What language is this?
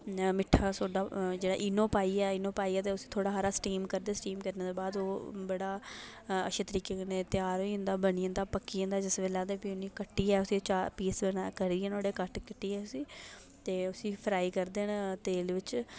Dogri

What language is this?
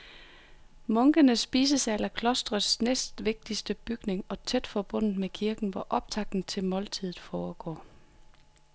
Danish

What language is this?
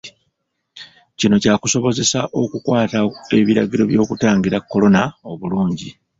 Ganda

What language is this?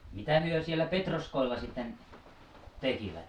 Finnish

